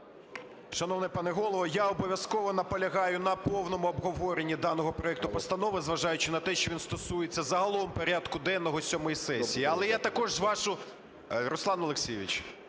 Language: Ukrainian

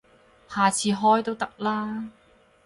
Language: Cantonese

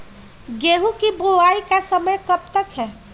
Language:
Magahi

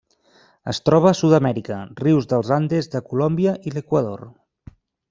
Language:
Catalan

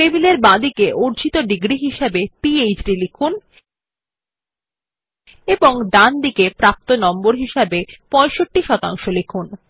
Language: Bangla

